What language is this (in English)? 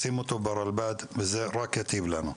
Hebrew